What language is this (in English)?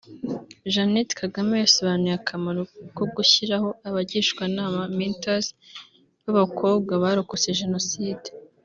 Kinyarwanda